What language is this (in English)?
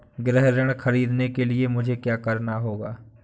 Hindi